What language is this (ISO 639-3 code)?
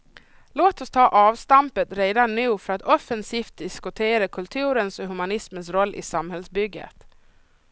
swe